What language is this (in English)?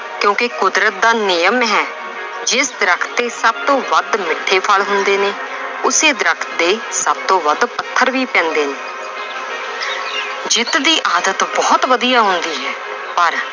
Punjabi